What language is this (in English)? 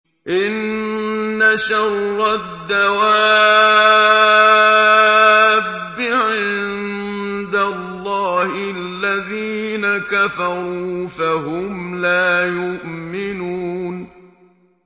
Arabic